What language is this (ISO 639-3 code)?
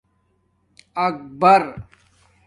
dmk